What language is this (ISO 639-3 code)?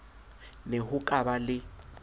sot